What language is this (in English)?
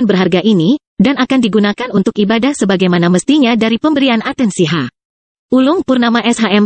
Indonesian